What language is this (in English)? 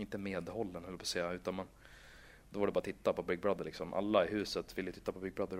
Swedish